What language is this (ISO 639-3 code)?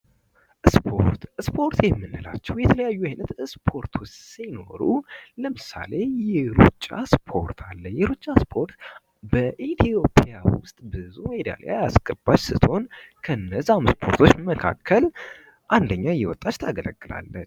amh